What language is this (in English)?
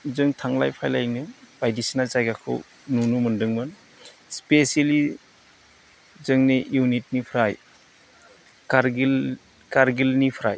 Bodo